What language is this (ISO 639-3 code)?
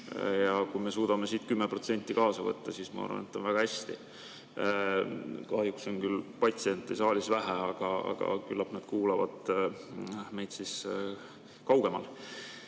est